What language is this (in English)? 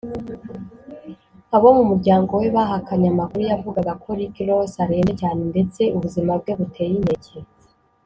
Kinyarwanda